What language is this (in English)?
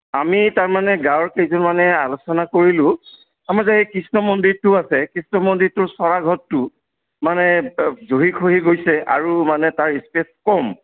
Assamese